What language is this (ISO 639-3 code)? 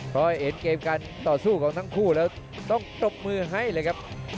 tha